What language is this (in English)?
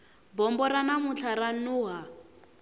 Tsonga